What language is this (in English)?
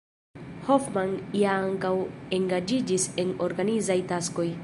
Esperanto